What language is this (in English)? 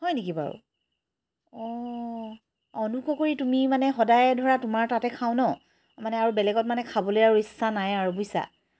Assamese